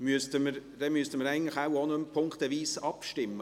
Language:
Swiss German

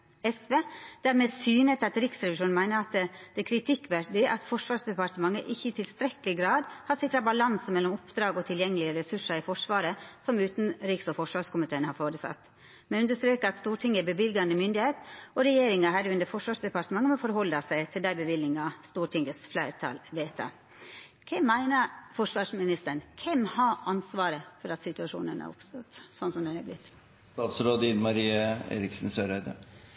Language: Norwegian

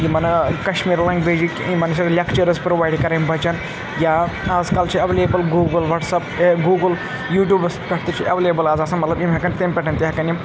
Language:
Kashmiri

